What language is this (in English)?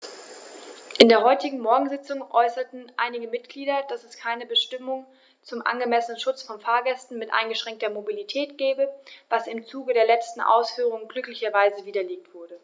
German